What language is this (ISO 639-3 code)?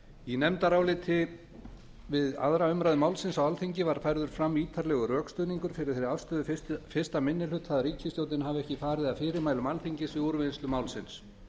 isl